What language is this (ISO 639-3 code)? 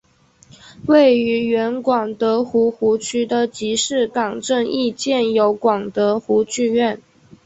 zho